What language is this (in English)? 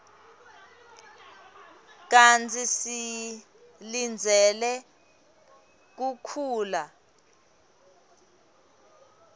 Swati